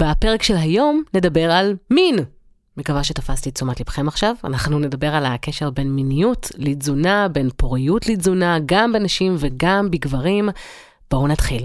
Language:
Hebrew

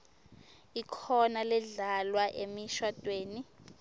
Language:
Swati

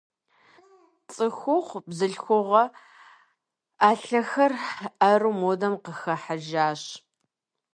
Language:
Kabardian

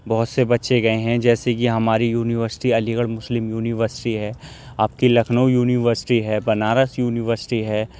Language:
Urdu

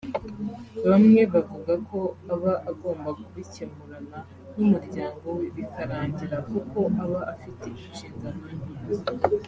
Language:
Kinyarwanda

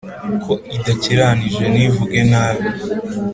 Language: Kinyarwanda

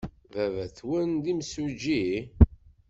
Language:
Kabyle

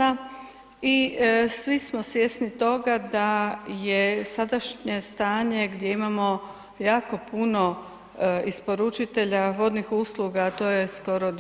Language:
Croatian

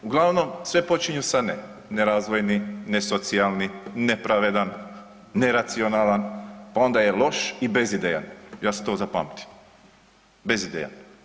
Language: Croatian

